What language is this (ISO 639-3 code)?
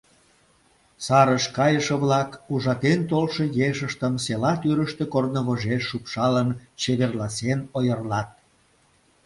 chm